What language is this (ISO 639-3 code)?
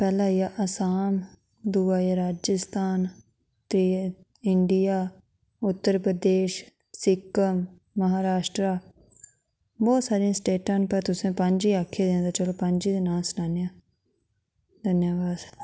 doi